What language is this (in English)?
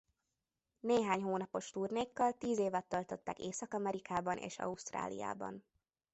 Hungarian